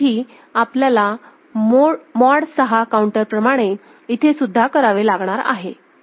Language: Marathi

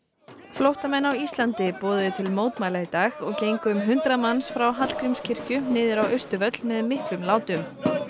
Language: Icelandic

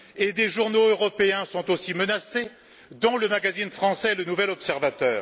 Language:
French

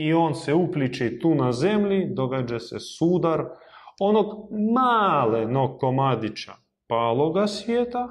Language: Croatian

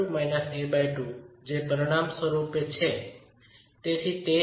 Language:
Gujarati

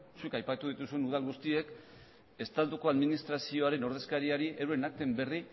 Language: Basque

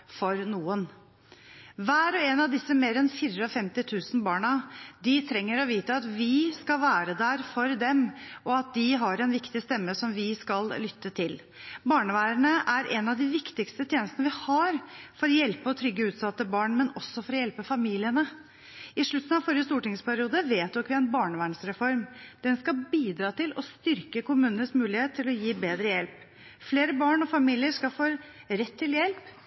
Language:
Norwegian Bokmål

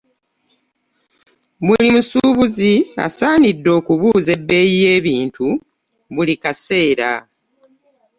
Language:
Ganda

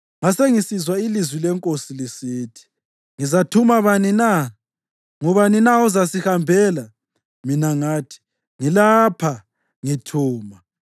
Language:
North Ndebele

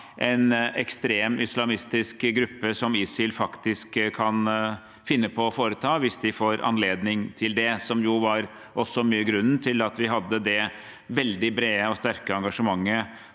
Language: Norwegian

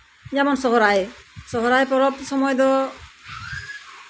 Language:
Santali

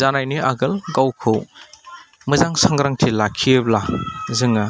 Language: Bodo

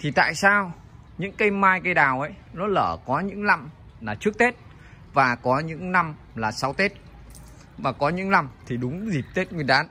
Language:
Vietnamese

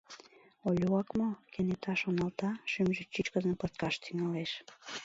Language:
Mari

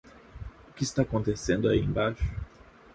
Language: Portuguese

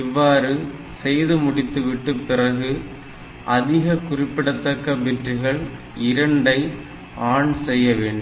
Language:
Tamil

